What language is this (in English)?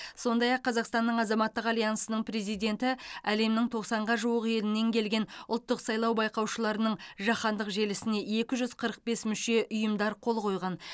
Kazakh